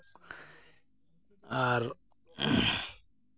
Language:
Santali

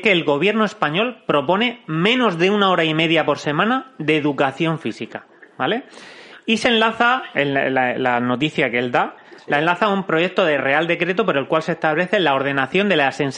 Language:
Spanish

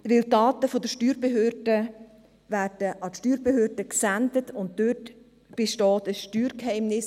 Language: Swiss German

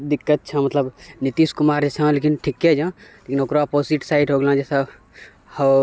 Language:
Maithili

